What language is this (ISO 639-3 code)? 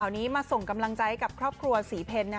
tha